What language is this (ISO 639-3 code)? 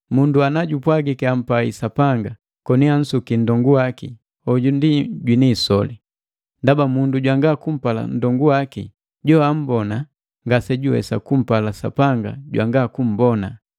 mgv